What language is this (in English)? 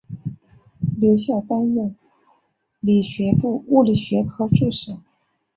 Chinese